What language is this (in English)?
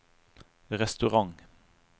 Norwegian